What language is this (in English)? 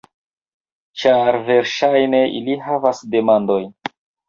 Esperanto